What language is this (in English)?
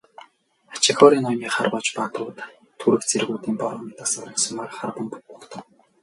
Mongolian